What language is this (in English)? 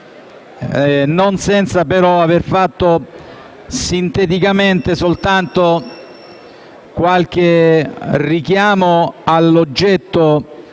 Italian